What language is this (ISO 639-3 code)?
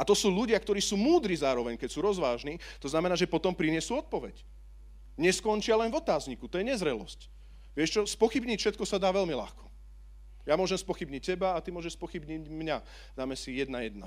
slk